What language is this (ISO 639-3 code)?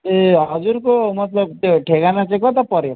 nep